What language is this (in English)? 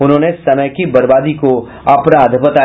Hindi